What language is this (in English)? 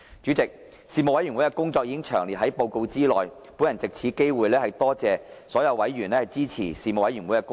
Cantonese